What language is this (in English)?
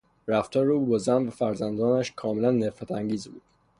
Persian